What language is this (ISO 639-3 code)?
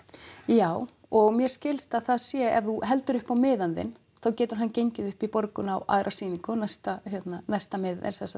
isl